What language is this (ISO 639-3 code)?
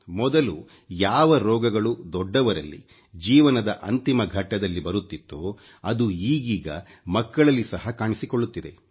kan